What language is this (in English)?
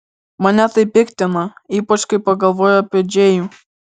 Lithuanian